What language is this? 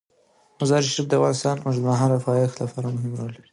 Pashto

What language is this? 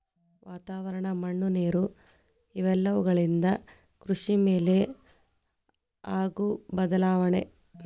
Kannada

